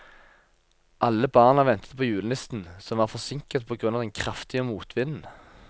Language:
Norwegian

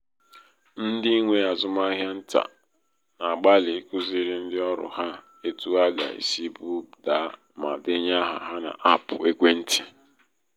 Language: Igbo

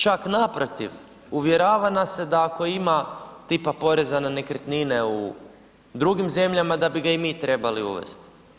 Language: Croatian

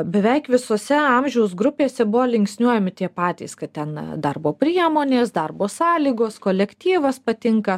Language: Lithuanian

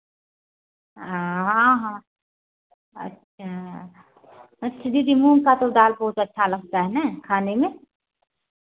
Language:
Hindi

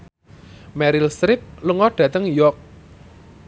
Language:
Javanese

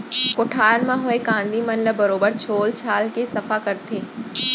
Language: Chhattisgarhi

